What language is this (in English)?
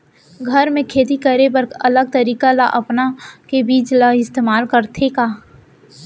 Chhattisgarhi